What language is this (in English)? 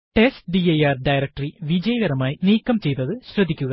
Malayalam